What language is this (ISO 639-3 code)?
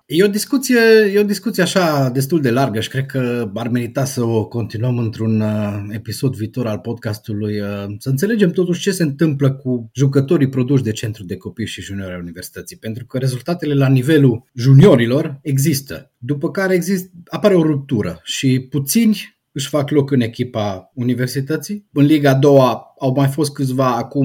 ron